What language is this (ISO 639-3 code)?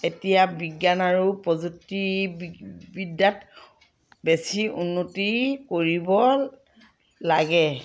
asm